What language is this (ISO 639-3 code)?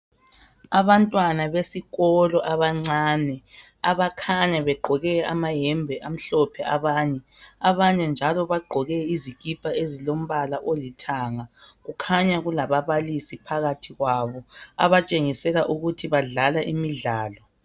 nde